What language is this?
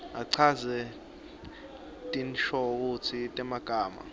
Swati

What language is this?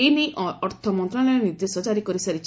Odia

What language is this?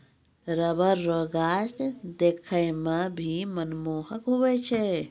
Maithili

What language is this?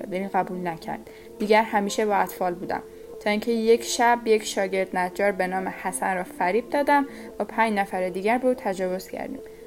Persian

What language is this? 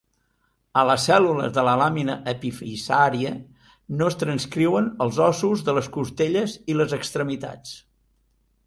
Catalan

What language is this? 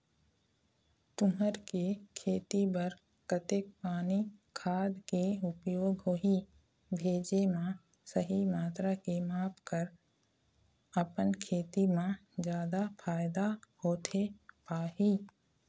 Chhattisgarhi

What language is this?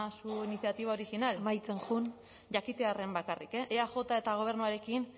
Basque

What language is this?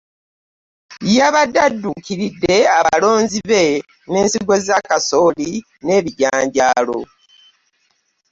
Ganda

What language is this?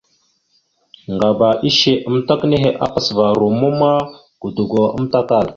Mada (Cameroon)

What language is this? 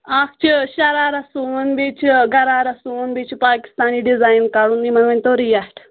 Kashmiri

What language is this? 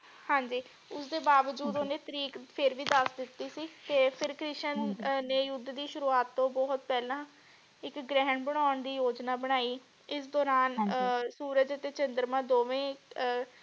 Punjabi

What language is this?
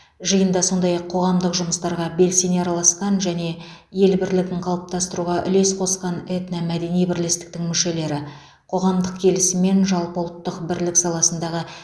Kazakh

